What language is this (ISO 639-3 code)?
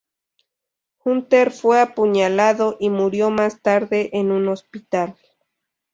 spa